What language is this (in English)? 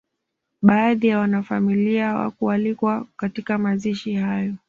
Swahili